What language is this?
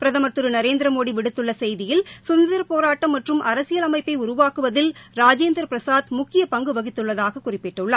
Tamil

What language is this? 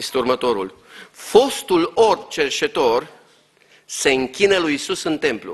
Romanian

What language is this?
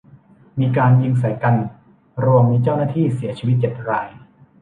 Thai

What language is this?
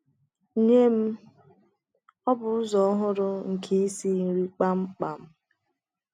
Igbo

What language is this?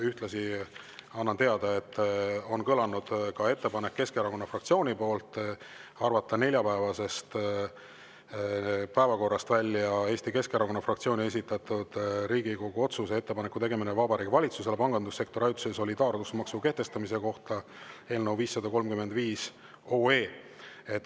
Estonian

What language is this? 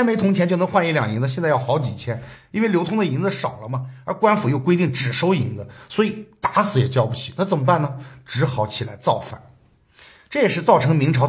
Chinese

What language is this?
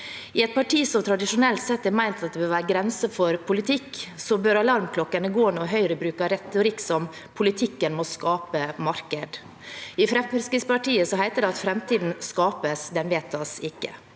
Norwegian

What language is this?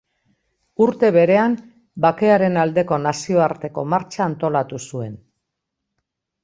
Basque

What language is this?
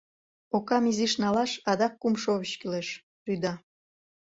Mari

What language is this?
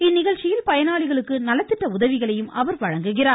Tamil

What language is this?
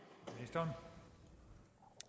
Danish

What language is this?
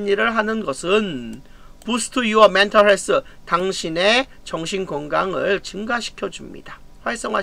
Korean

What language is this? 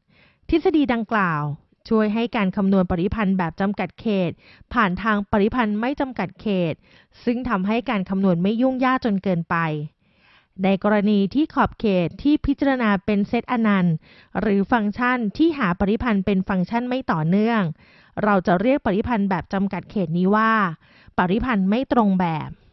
Thai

